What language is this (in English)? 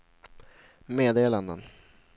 Swedish